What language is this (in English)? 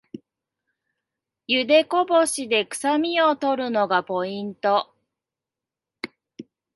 Japanese